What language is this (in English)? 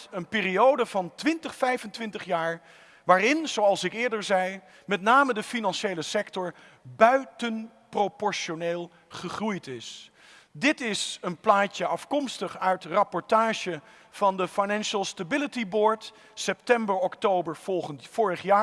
Dutch